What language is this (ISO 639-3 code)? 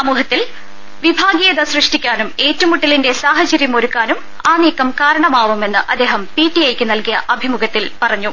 mal